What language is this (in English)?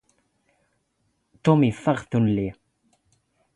Standard Moroccan Tamazight